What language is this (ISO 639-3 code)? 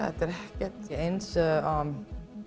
isl